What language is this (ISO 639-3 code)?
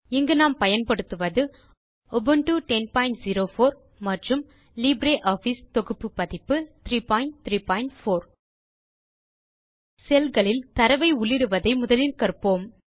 tam